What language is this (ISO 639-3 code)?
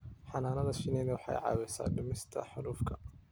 som